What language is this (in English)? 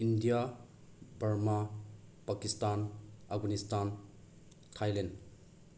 Manipuri